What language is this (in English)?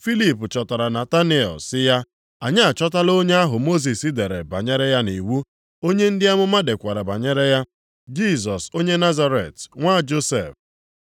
Igbo